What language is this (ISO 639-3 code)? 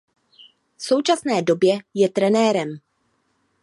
ces